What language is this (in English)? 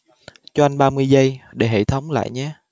Vietnamese